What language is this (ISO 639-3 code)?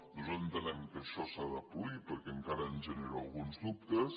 cat